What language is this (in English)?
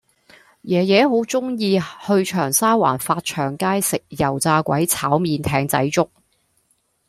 Cantonese